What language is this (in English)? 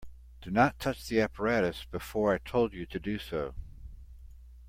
English